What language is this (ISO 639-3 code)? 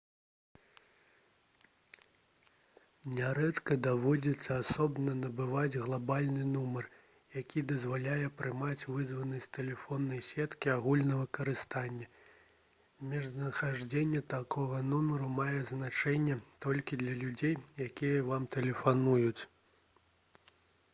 bel